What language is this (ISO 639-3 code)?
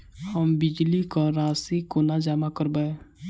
mai